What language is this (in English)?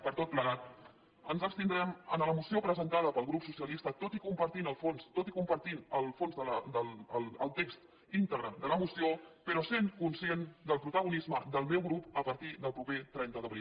Catalan